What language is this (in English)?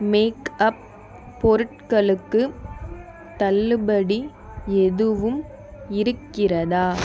Tamil